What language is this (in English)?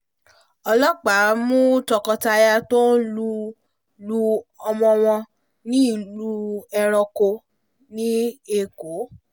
Yoruba